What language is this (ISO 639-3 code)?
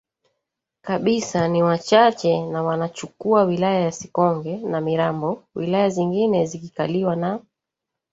swa